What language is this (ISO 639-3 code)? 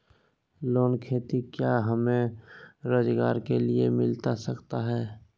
mag